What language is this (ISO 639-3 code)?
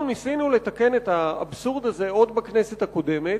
heb